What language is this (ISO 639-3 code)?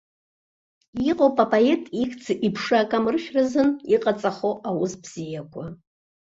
abk